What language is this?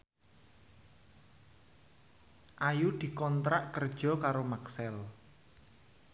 Javanese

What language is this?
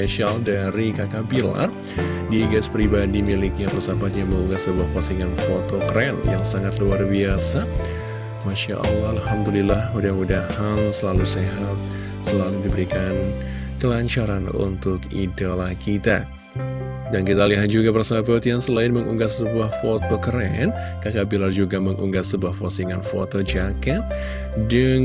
Indonesian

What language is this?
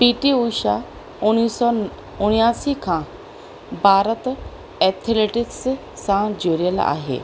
Sindhi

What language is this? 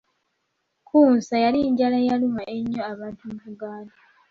Ganda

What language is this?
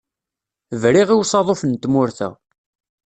Kabyle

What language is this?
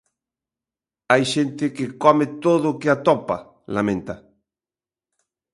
Galician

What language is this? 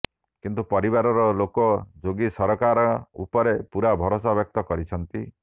Odia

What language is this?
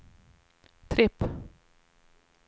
Swedish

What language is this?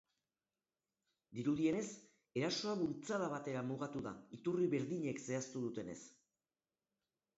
Basque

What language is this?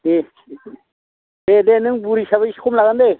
Bodo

